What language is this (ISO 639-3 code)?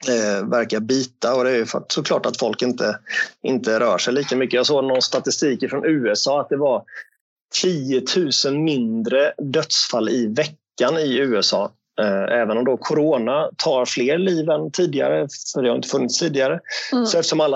swe